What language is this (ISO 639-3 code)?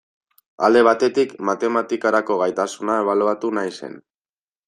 eus